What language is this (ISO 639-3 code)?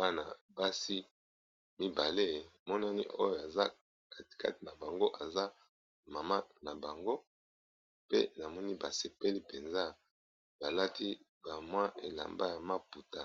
lin